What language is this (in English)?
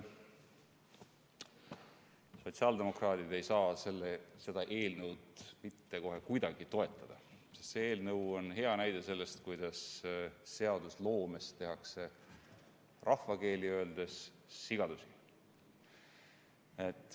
Estonian